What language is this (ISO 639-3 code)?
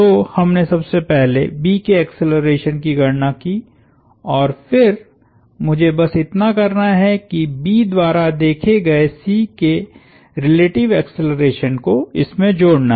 hin